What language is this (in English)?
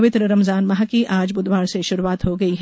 Hindi